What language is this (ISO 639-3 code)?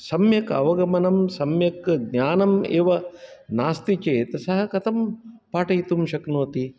san